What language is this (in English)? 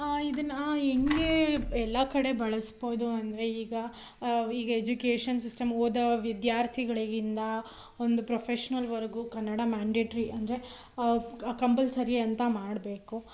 Kannada